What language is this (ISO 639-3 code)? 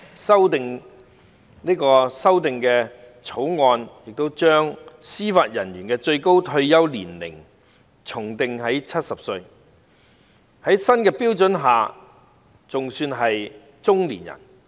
yue